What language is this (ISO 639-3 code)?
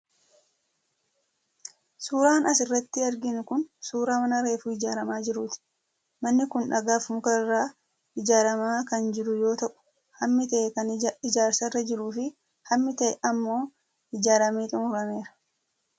orm